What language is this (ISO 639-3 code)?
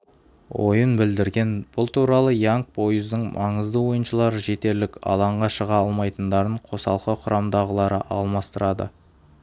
kaz